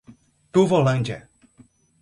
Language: Portuguese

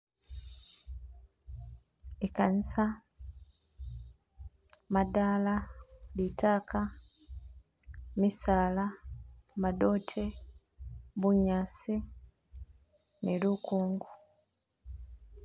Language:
Masaaba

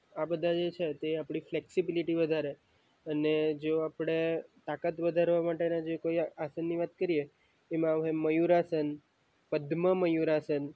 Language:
Gujarati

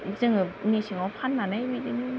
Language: Bodo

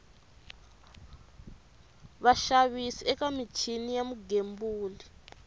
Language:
Tsonga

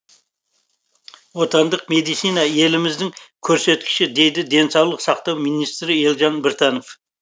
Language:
Kazakh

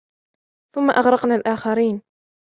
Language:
Arabic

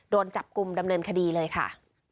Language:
Thai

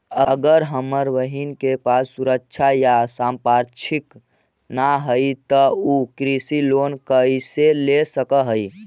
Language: Magahi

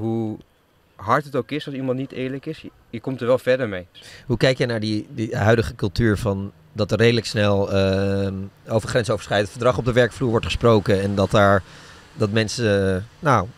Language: Dutch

